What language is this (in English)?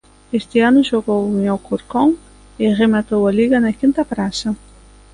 Galician